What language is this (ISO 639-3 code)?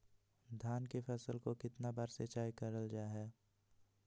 mag